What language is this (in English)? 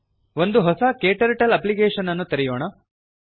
Kannada